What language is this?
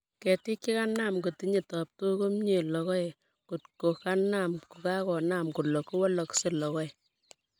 Kalenjin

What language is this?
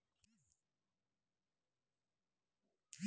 Kannada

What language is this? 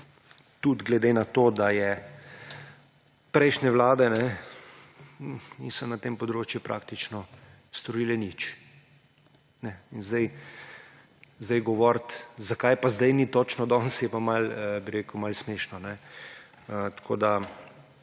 Slovenian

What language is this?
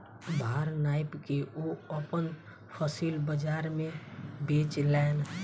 Maithili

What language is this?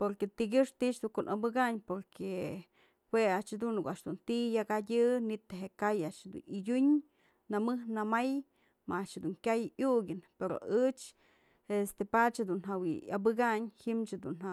Mazatlán Mixe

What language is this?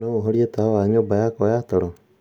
Kikuyu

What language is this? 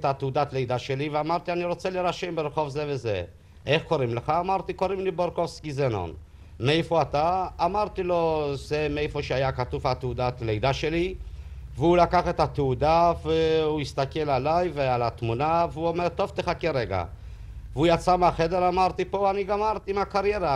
Hebrew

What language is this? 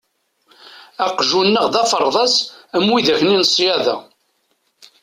Kabyle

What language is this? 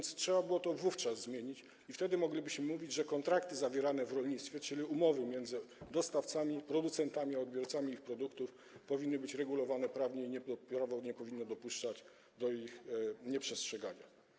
Polish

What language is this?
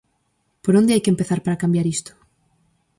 Galician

